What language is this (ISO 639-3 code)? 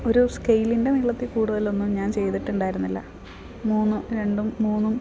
mal